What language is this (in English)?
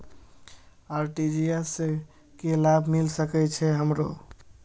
Maithili